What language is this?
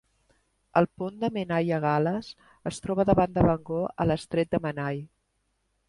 Catalan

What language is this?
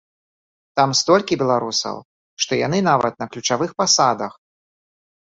Belarusian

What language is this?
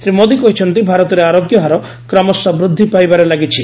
Odia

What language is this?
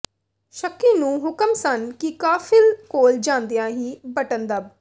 Punjabi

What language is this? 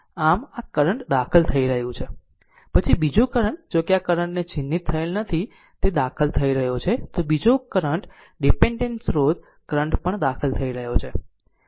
Gujarati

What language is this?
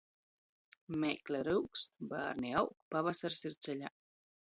Latgalian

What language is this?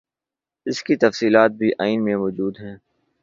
Urdu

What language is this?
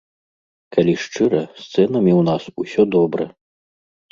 Belarusian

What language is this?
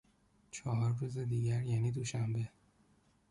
Persian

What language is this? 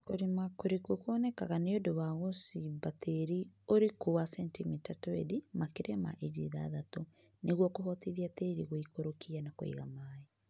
Kikuyu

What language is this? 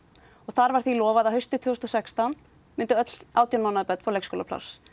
Icelandic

